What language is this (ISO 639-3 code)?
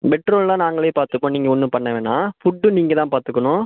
tam